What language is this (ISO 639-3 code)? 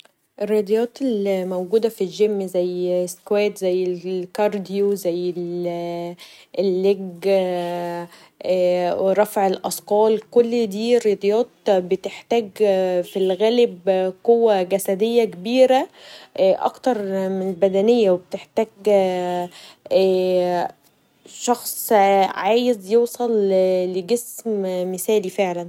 arz